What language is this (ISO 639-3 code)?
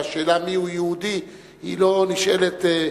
heb